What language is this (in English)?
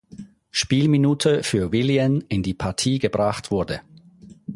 German